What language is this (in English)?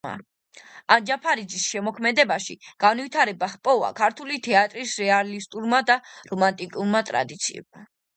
Georgian